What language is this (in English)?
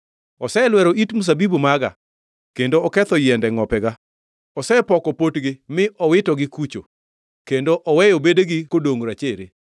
Luo (Kenya and Tanzania)